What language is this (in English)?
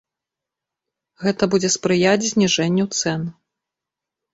Belarusian